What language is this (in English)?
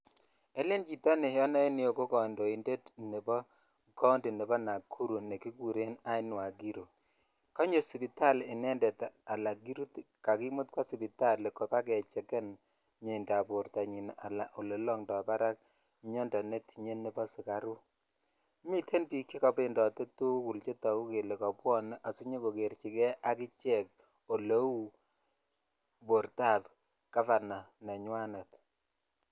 Kalenjin